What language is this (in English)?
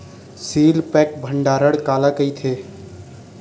Chhattisgarhi